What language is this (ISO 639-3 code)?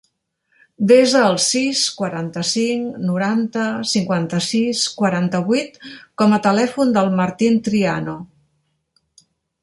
cat